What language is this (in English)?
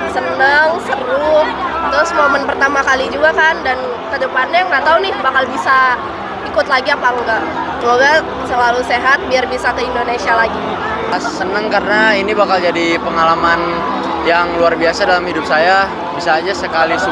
Indonesian